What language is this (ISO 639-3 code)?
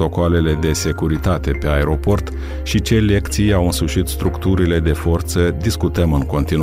ron